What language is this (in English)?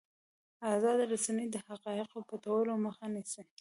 Pashto